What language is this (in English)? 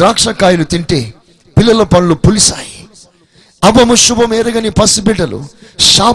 Telugu